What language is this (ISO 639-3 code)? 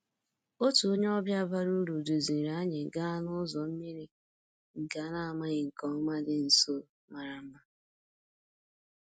ibo